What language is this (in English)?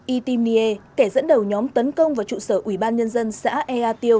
Vietnamese